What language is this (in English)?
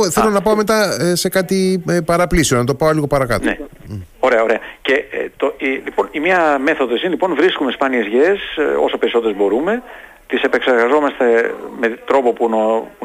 Greek